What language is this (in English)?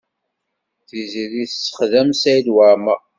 Kabyle